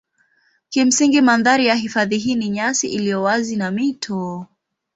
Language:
Swahili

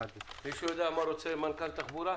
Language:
Hebrew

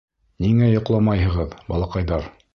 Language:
Bashkir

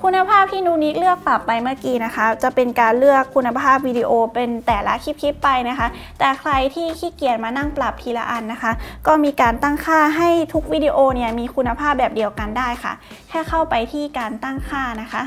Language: Thai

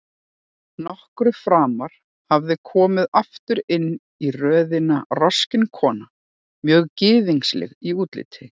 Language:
Icelandic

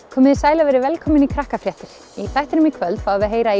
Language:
Icelandic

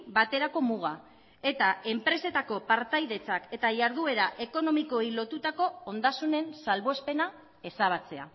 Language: Basque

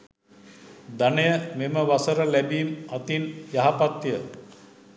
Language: Sinhala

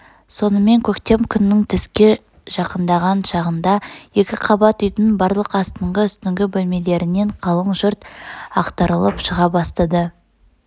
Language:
Kazakh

